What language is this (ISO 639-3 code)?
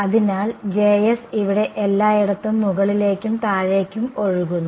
mal